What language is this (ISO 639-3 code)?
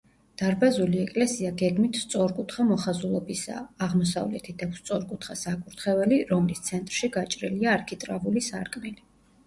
kat